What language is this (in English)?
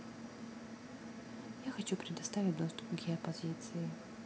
Russian